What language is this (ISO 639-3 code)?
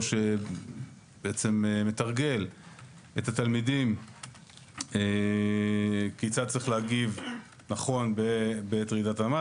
heb